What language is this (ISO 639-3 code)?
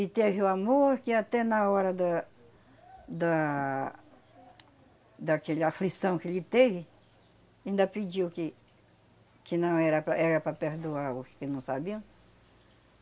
por